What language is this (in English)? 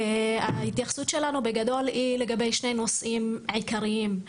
Hebrew